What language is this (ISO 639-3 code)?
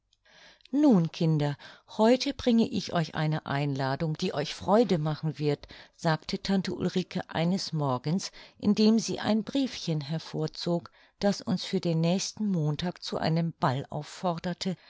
deu